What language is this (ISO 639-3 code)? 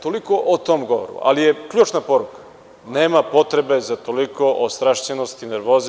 srp